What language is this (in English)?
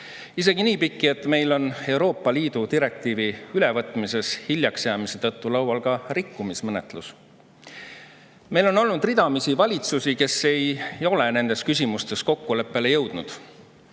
Estonian